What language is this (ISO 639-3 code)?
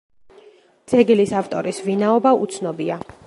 kat